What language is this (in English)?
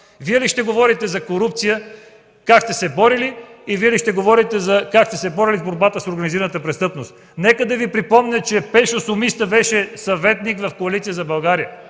Bulgarian